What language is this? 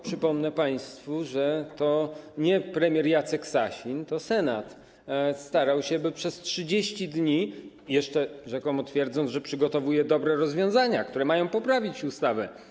Polish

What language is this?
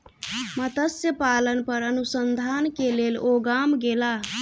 Maithili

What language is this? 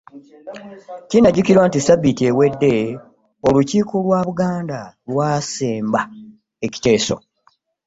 Ganda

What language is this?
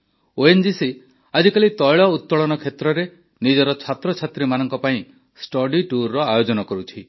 Odia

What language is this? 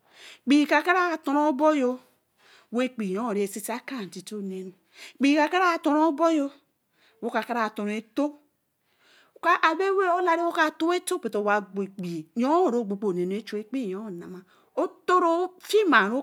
Eleme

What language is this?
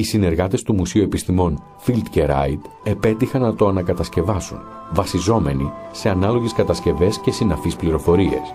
Greek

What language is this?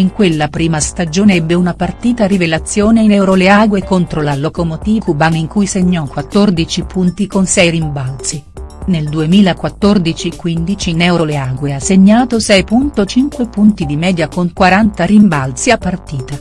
Italian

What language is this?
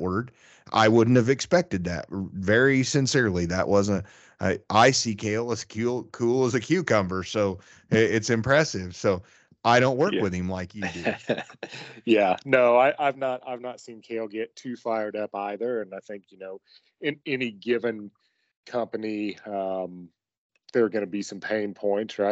English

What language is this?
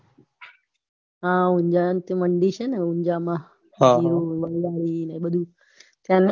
Gujarati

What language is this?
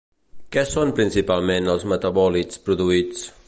Catalan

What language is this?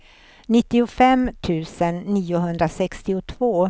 Swedish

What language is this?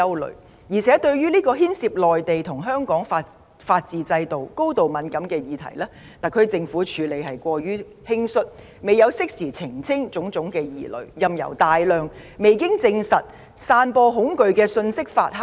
Cantonese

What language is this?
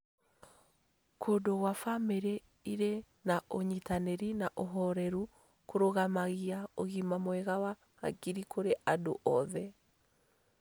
Kikuyu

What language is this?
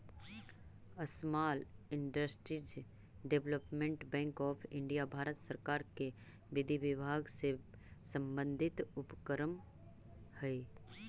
Magahi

